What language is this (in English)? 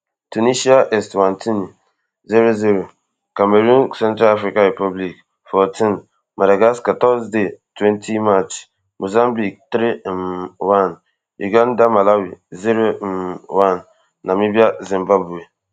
Nigerian Pidgin